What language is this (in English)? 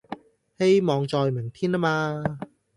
Cantonese